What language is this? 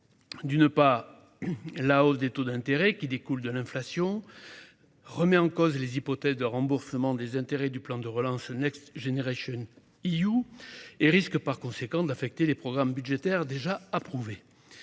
French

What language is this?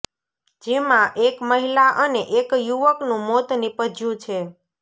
Gujarati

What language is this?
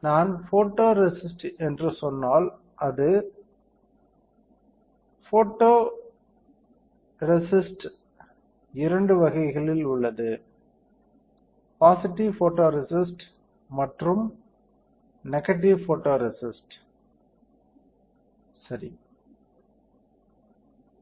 Tamil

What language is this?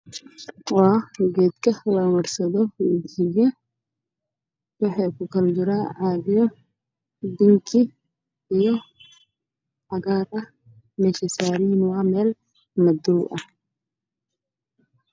Somali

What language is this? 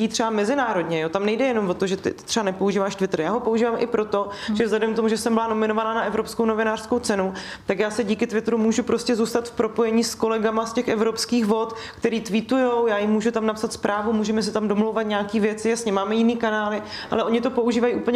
Czech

